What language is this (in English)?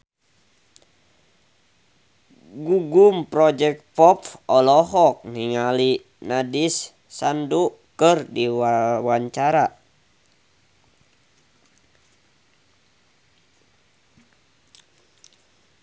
Sundanese